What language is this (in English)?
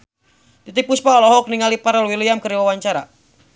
Sundanese